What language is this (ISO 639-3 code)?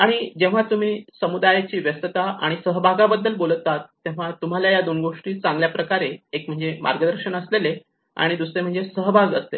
mar